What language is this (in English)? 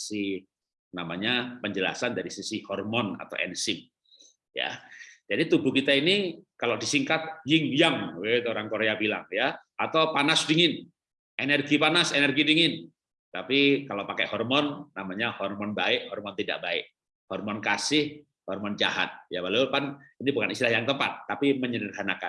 Indonesian